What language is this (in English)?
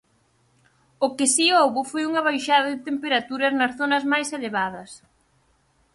Galician